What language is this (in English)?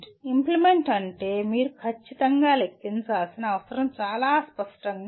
Telugu